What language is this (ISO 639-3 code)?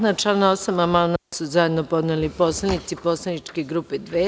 srp